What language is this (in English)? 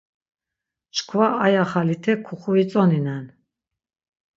Laz